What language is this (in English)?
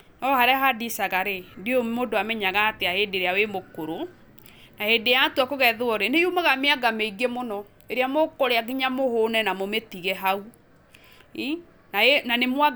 Kikuyu